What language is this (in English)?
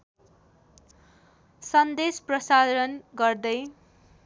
Nepali